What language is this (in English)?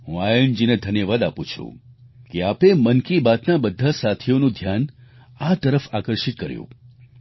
Gujarati